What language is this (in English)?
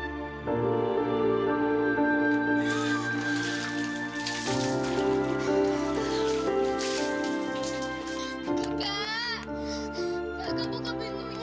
Indonesian